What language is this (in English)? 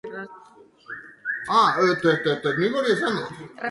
Basque